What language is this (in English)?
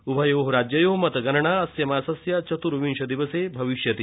Sanskrit